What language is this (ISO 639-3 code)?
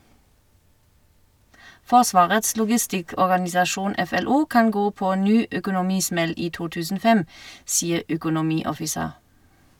nor